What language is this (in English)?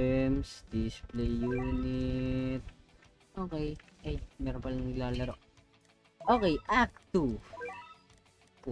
Filipino